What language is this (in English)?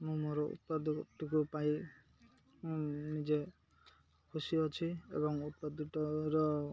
Odia